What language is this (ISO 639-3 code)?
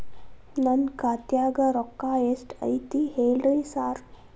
kan